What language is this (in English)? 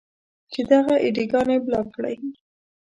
Pashto